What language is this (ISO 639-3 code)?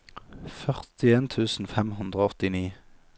nor